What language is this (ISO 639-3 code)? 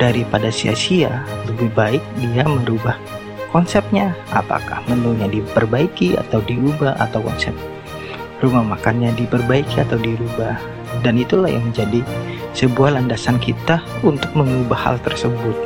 ind